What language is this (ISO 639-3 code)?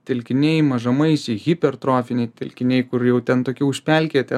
lit